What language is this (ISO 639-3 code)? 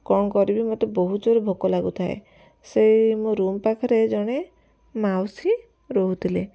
ori